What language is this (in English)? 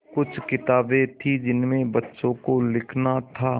Hindi